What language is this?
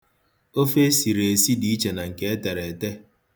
Igbo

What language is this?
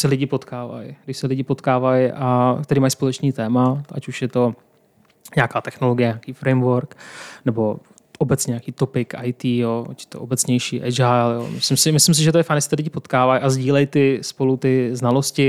Czech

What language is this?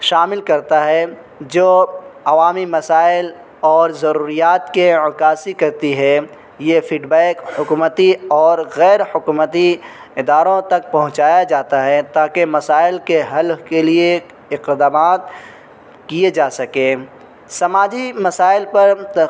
Urdu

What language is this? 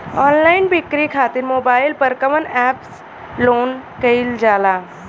Bhojpuri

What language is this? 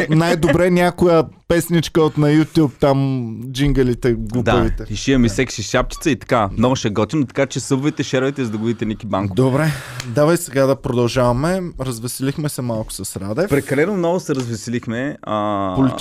Bulgarian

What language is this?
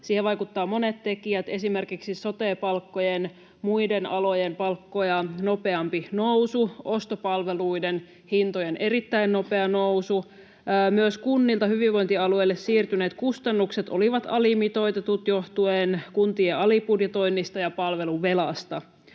Finnish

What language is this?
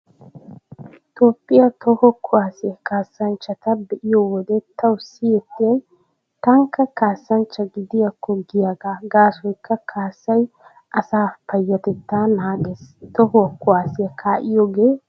Wolaytta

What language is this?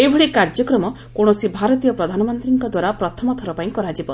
Odia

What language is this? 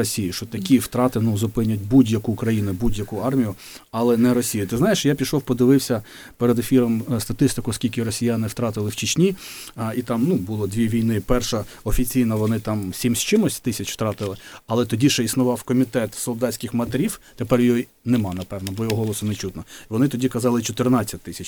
Ukrainian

